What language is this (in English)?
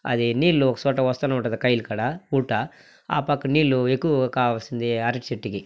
Telugu